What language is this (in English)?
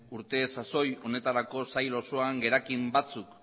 Basque